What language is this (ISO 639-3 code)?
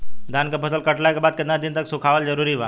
bho